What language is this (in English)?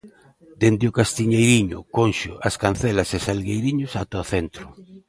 Galician